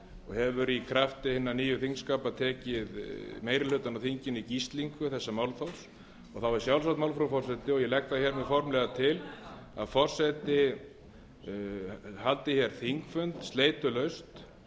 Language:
Icelandic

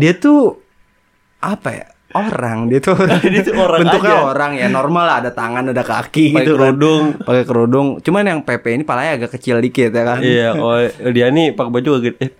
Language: Indonesian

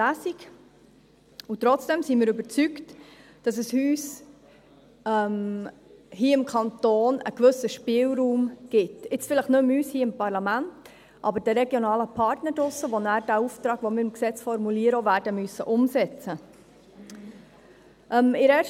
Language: Swiss German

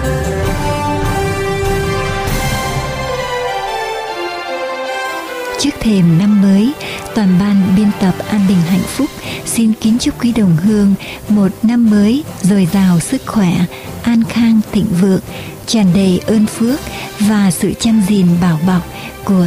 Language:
Vietnamese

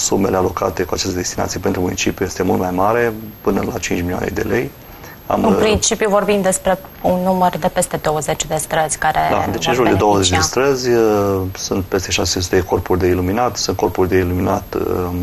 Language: Romanian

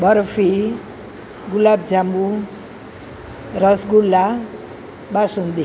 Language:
Gujarati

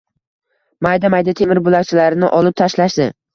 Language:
Uzbek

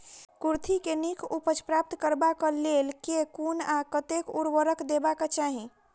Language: Maithili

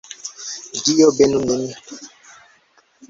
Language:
Esperanto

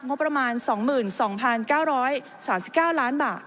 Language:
Thai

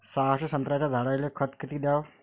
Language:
Marathi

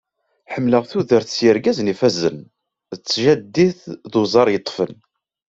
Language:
Kabyle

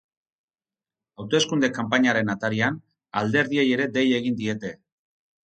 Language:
Basque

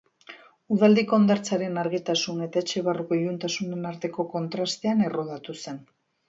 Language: Basque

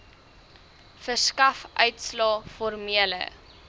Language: Afrikaans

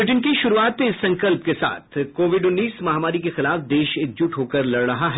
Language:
Hindi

